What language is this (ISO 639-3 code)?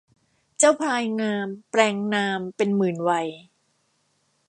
tha